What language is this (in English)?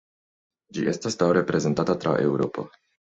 Esperanto